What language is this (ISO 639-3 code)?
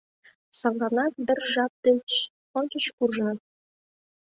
chm